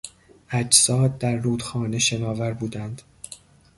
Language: Persian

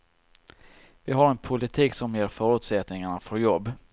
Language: Swedish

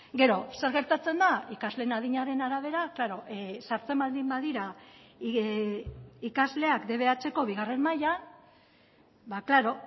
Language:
Basque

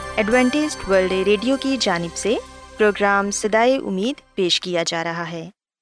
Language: Urdu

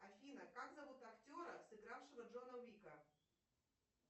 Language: Russian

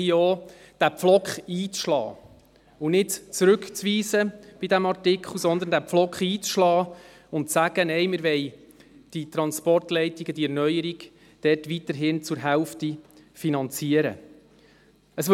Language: Swiss German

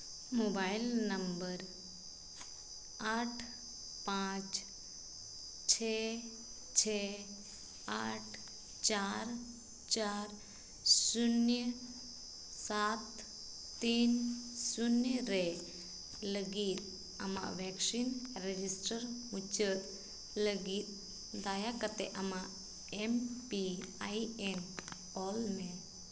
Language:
Santali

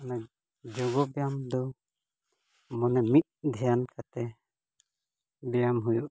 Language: Santali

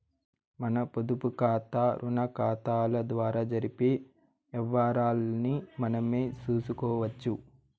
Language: Telugu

